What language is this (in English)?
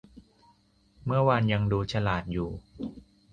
Thai